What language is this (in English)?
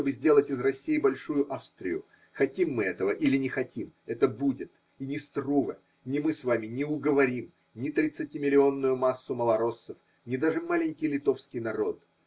Russian